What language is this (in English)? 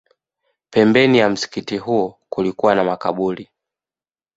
Swahili